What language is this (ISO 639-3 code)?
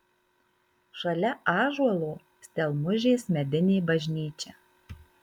lit